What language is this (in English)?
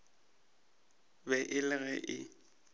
Northern Sotho